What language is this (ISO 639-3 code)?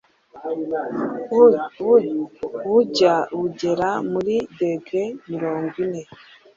kin